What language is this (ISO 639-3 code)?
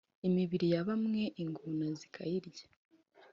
kin